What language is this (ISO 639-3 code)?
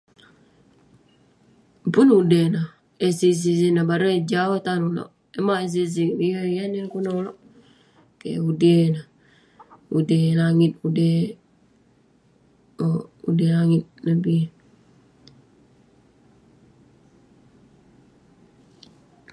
pne